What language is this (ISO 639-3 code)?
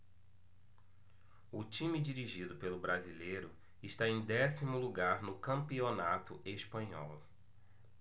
por